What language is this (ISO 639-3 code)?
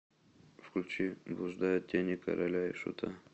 rus